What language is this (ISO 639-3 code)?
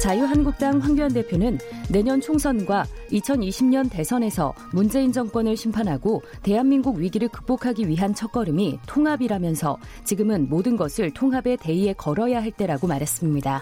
kor